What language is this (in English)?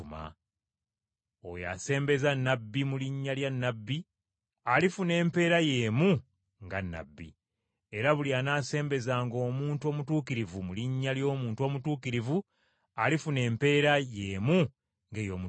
Ganda